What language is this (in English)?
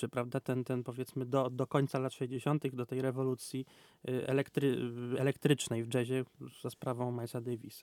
Polish